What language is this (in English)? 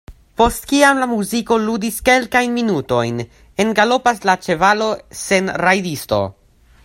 Esperanto